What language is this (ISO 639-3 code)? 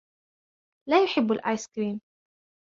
ara